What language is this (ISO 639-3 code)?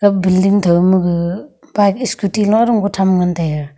nnp